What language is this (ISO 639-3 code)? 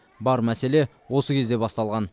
kaz